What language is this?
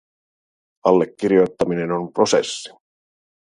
Finnish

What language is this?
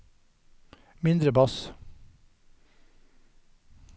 Norwegian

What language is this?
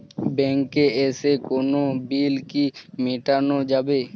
Bangla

